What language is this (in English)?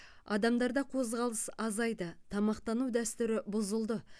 Kazakh